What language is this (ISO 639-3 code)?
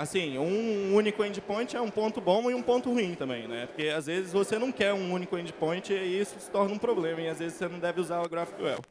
por